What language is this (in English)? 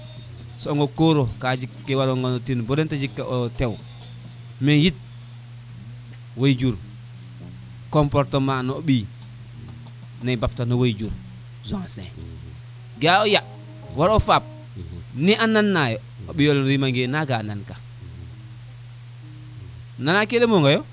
Serer